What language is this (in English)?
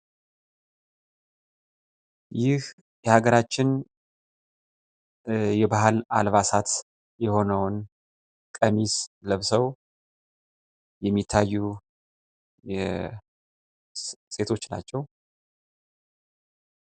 Amharic